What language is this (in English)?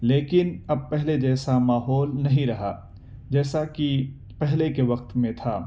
Urdu